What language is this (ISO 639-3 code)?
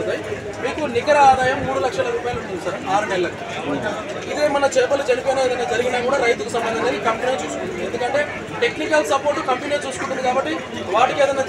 tel